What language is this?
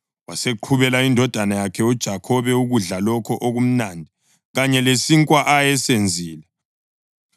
North Ndebele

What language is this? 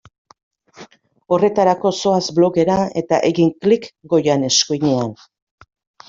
Basque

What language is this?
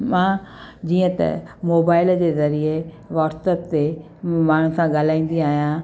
Sindhi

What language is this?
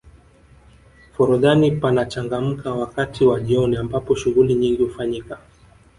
Swahili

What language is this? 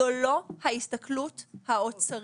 Hebrew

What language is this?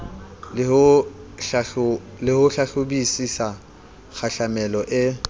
Southern Sotho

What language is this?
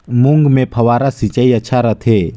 Chhattisgarhi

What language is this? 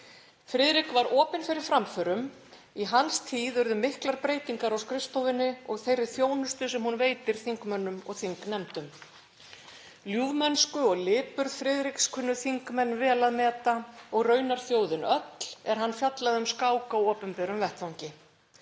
Icelandic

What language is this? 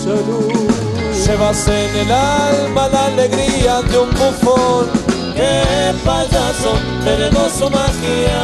Spanish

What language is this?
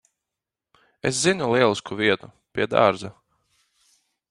Latvian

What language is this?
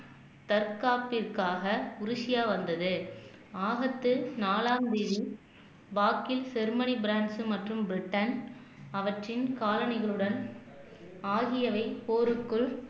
Tamil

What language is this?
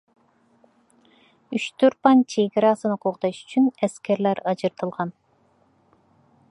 Uyghur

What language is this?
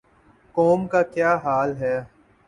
Urdu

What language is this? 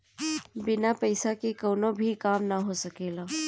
Bhojpuri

